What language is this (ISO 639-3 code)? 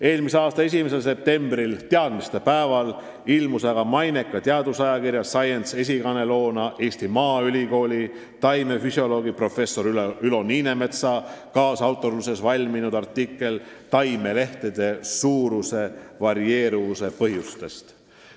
est